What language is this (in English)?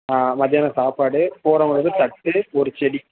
Tamil